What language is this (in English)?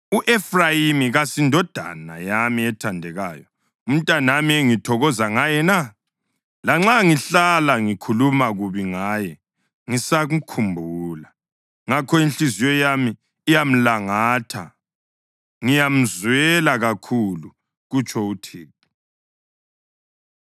North Ndebele